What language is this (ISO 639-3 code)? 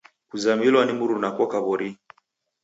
dav